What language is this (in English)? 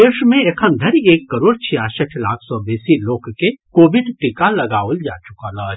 Maithili